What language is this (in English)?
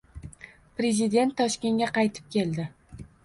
Uzbek